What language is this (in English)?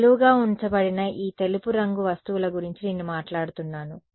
Telugu